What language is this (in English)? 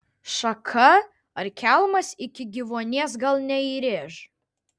Lithuanian